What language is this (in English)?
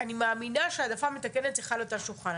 Hebrew